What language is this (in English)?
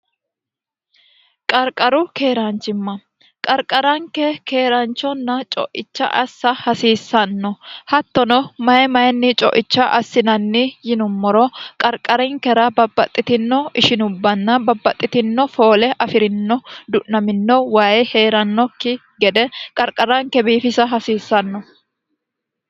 Sidamo